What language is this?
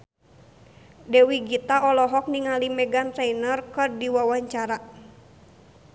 Sundanese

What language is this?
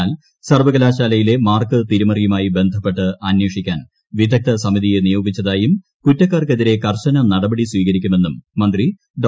Malayalam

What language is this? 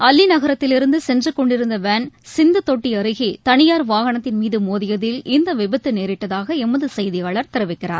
Tamil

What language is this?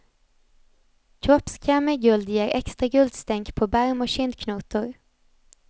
Swedish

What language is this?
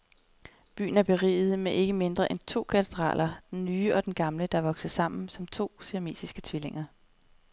Danish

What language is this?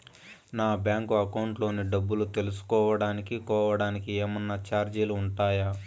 Telugu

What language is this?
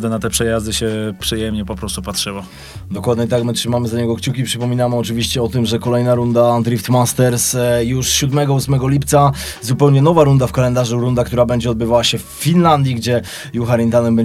Polish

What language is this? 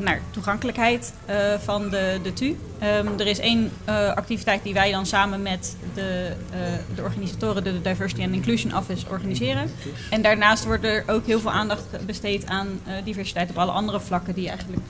Dutch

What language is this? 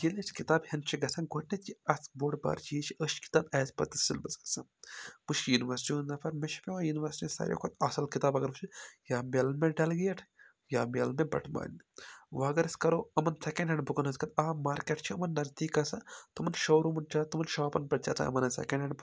Kashmiri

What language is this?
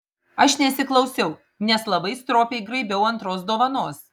Lithuanian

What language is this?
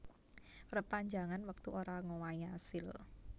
Javanese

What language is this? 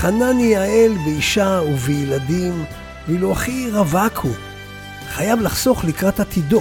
Hebrew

